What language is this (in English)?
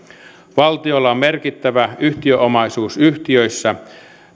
Finnish